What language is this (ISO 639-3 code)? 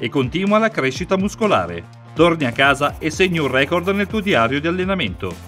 ita